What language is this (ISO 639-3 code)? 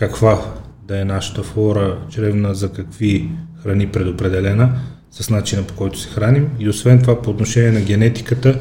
bul